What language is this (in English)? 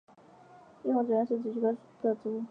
Chinese